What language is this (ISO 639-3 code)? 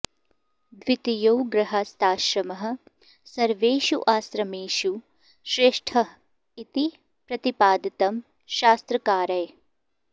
san